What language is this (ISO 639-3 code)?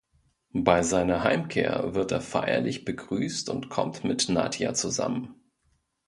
deu